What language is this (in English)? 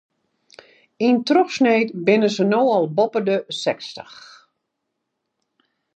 Western Frisian